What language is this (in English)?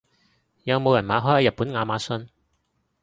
Cantonese